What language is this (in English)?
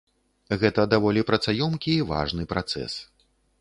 Belarusian